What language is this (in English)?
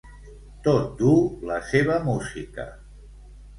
Catalan